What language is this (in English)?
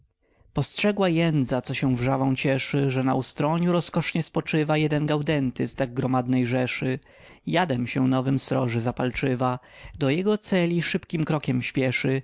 Polish